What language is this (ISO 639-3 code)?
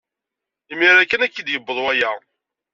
kab